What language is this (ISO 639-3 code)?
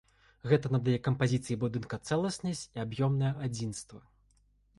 bel